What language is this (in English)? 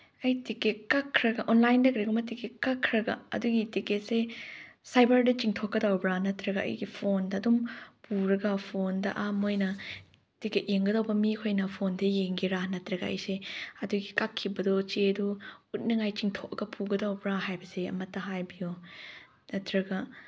Manipuri